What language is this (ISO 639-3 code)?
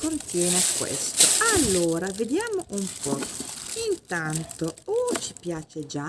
ita